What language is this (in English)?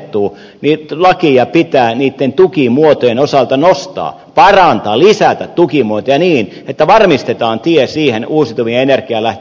Finnish